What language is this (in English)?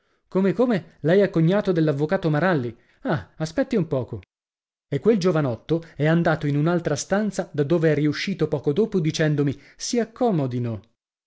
Italian